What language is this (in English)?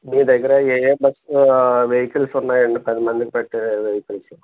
Telugu